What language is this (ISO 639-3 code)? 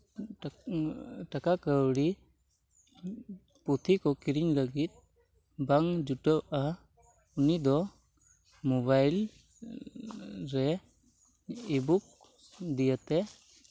sat